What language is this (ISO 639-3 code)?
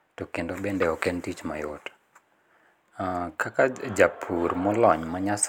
luo